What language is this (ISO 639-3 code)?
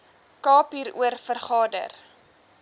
afr